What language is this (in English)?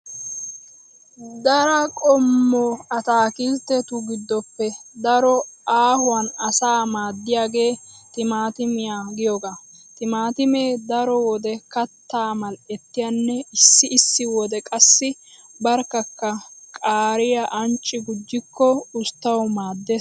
Wolaytta